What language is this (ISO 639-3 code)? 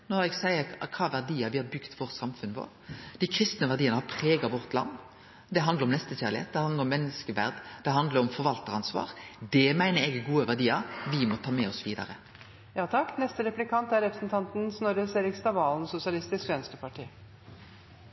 nor